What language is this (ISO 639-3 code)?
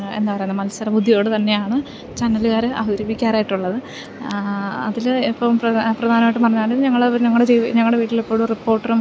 mal